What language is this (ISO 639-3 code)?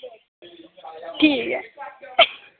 doi